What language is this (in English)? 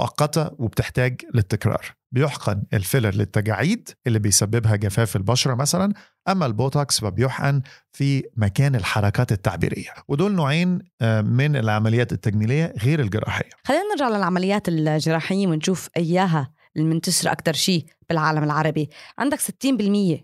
Arabic